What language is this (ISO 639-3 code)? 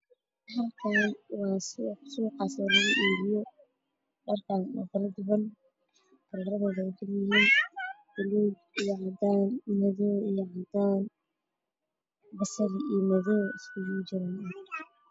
som